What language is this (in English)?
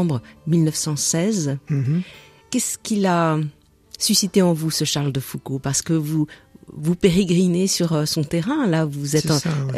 French